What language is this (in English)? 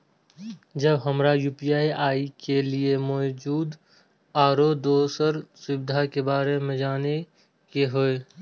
Maithili